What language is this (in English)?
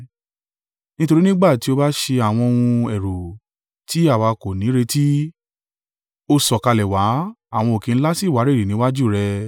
Yoruba